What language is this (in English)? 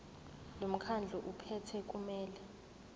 Zulu